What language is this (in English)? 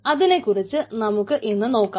Malayalam